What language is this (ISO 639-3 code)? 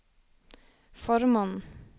nor